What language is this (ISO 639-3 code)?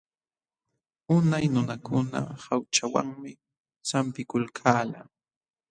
qxw